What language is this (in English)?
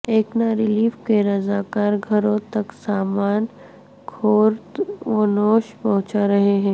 Urdu